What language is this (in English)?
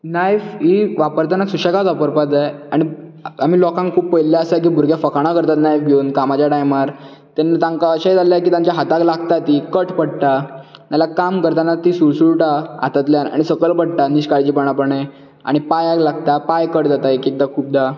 Konkani